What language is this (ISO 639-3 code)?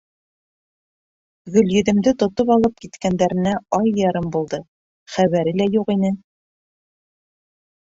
bak